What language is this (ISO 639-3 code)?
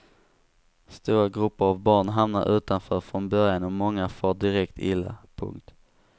swe